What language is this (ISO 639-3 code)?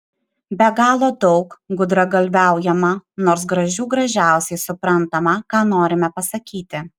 lit